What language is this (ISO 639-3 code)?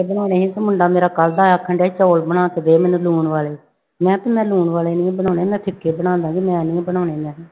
pan